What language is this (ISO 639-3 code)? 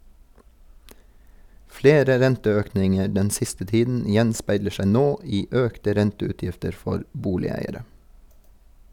nor